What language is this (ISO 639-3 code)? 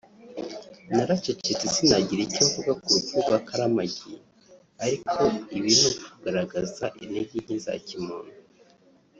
kin